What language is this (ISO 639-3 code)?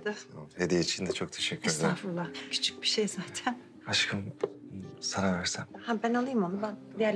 tur